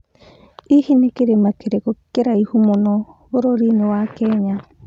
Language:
Kikuyu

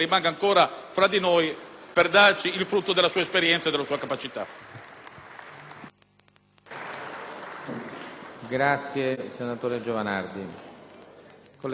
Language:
Italian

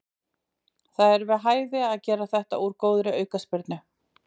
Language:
Icelandic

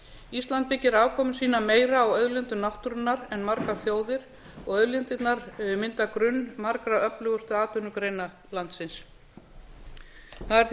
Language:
Icelandic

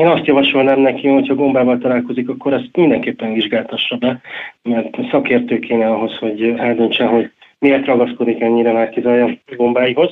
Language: Hungarian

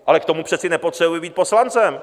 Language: Czech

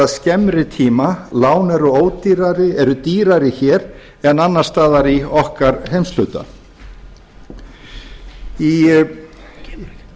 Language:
Icelandic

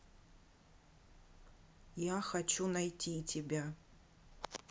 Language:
Russian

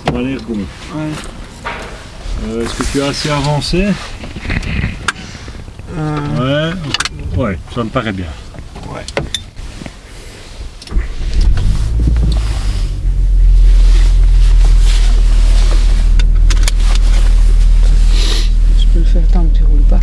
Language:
French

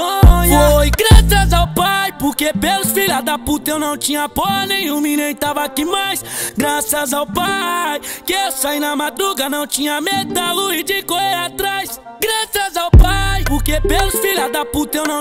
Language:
Portuguese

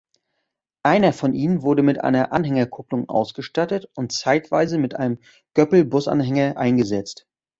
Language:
German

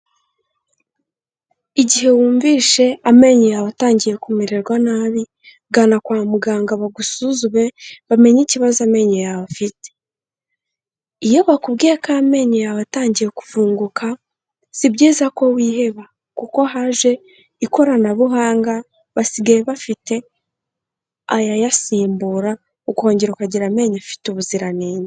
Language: Kinyarwanda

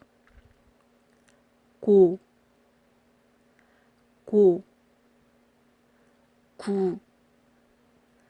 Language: Korean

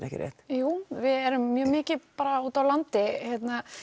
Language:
Icelandic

